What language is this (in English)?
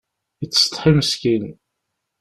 Kabyle